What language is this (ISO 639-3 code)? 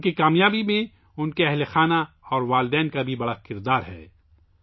urd